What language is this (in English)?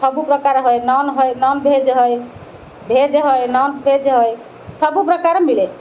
Odia